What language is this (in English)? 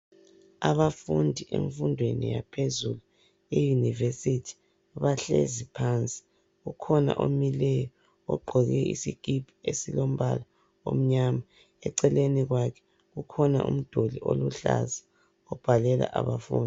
North Ndebele